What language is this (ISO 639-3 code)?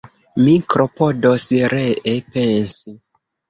epo